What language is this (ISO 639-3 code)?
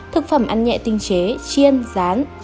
vie